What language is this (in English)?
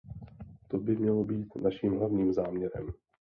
Czech